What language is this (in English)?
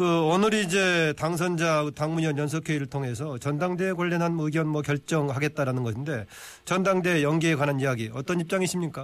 Korean